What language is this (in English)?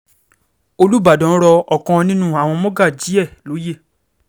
Yoruba